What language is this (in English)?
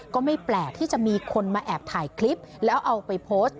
Thai